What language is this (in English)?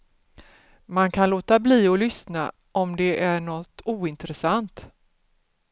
Swedish